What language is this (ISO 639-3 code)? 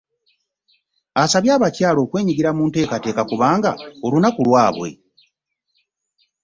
lug